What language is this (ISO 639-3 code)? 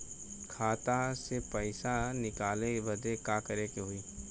bho